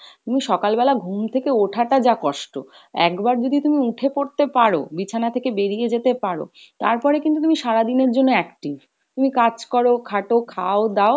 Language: Bangla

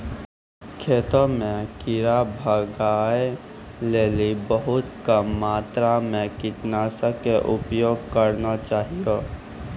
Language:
Maithili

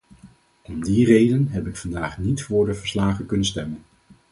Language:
Dutch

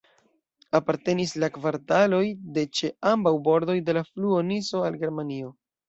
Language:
Esperanto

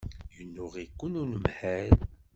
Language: Kabyle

